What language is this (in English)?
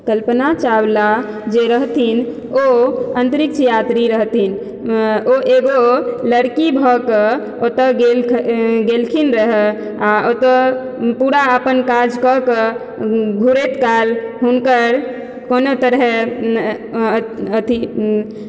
Maithili